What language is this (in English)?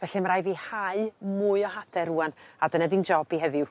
Welsh